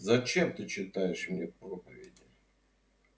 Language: Russian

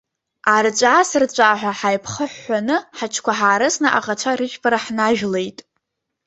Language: Abkhazian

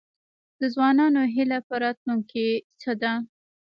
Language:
Pashto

